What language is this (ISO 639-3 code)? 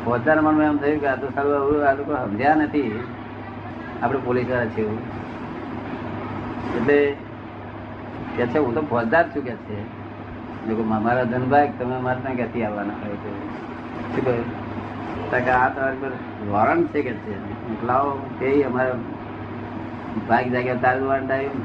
guj